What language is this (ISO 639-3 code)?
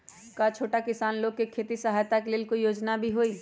mag